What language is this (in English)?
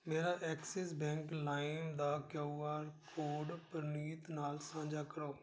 Punjabi